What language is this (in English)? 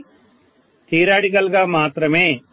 Telugu